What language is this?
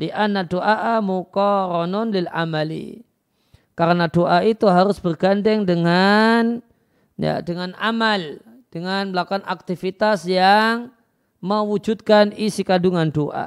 Indonesian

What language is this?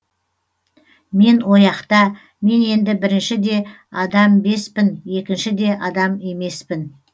Kazakh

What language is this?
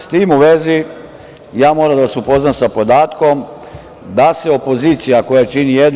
Serbian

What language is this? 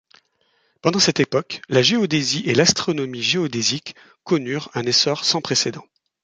French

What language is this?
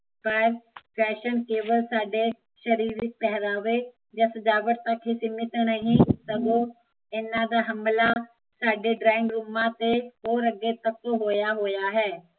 Punjabi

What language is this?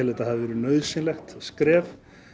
Icelandic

